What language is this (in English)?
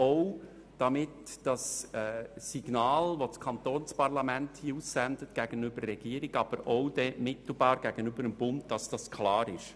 Swiss German